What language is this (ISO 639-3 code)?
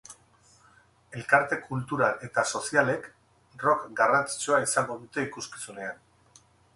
eus